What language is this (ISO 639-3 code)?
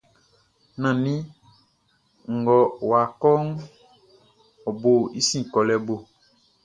bci